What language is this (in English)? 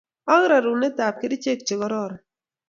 Kalenjin